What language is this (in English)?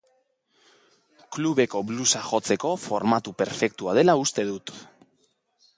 Basque